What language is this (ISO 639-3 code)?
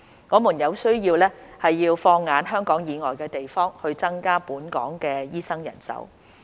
yue